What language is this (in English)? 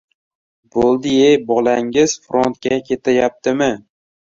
Uzbek